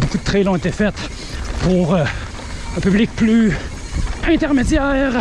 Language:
French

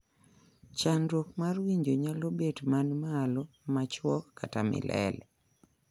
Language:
Luo (Kenya and Tanzania)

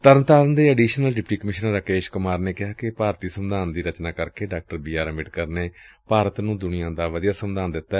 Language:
Punjabi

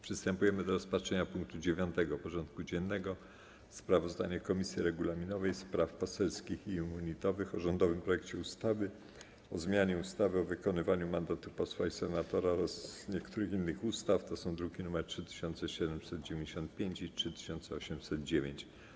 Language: Polish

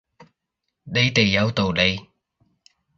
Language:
Cantonese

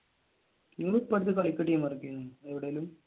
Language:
Malayalam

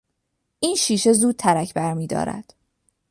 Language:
Persian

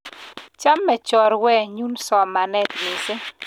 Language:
Kalenjin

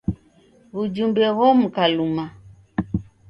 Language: Taita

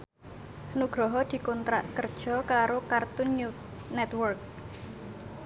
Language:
Javanese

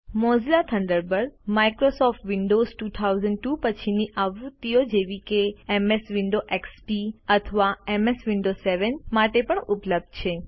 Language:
Gujarati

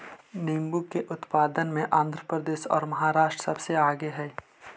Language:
Magahi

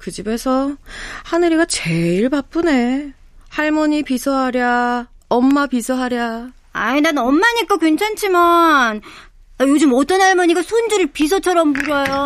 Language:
Korean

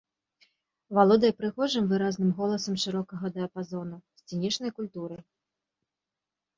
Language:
Belarusian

